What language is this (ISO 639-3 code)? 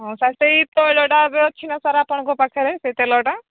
ori